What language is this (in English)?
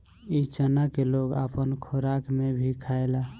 Bhojpuri